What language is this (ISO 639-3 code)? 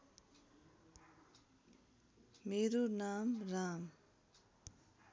nep